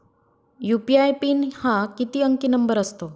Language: Marathi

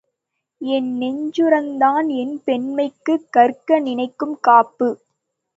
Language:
Tamil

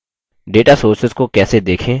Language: Hindi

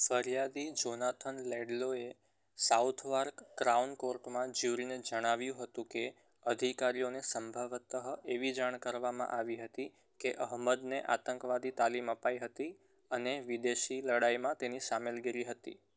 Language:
Gujarati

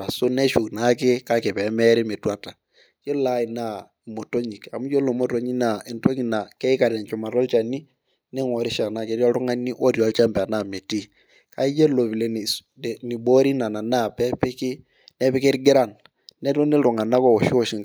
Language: Masai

